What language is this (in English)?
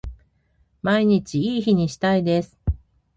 Japanese